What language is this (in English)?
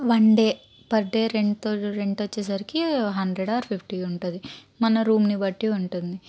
Telugu